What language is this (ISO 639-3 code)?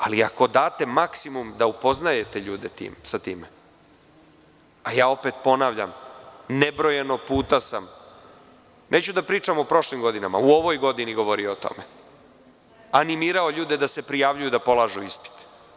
srp